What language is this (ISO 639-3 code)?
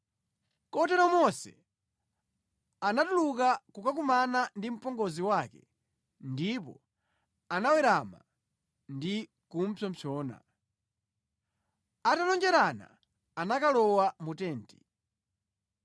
nya